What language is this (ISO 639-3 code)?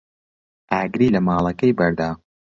ckb